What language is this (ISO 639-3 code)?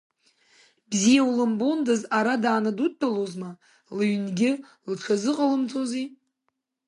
abk